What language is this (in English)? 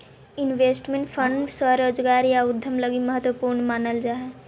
Magahi